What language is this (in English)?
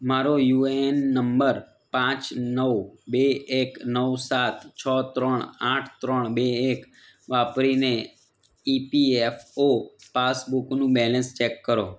Gujarati